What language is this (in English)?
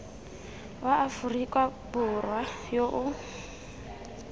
Tswana